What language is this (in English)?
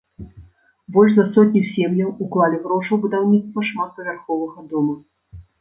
Belarusian